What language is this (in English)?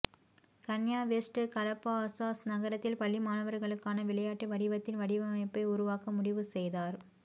Tamil